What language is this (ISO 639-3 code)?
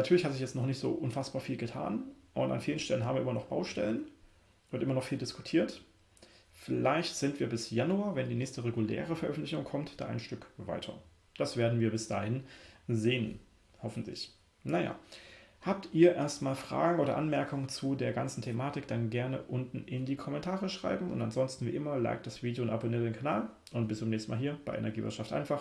deu